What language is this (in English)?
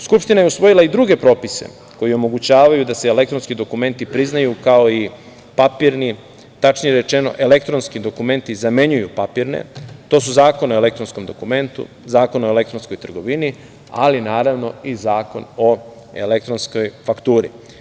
Serbian